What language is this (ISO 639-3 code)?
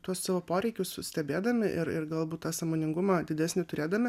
lit